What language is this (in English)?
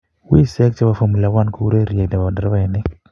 Kalenjin